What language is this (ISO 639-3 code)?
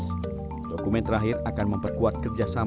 ind